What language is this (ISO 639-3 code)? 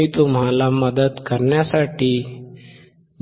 mar